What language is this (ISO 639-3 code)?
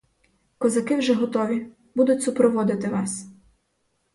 ukr